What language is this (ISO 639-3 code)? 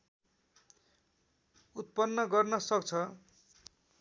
nep